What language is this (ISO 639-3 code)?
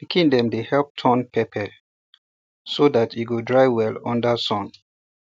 pcm